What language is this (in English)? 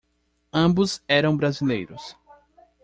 Portuguese